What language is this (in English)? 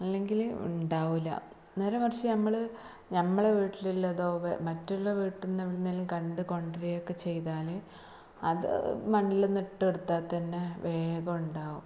Malayalam